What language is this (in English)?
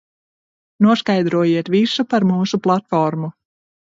Latvian